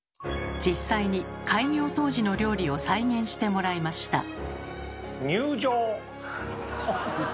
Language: Japanese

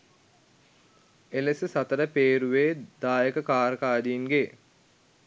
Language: Sinhala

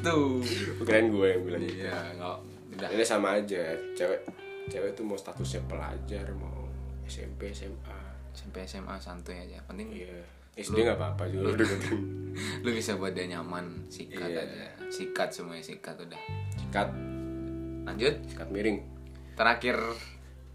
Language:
Indonesian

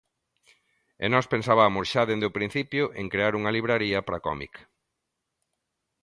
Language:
Galician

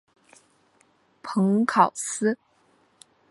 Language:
Chinese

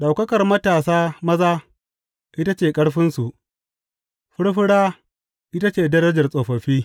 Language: Hausa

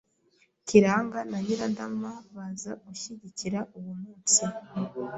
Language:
Kinyarwanda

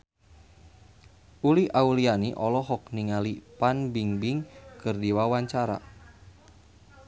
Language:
Sundanese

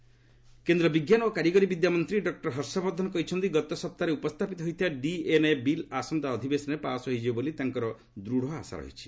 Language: Odia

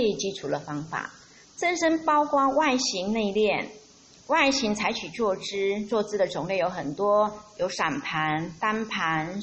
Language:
Chinese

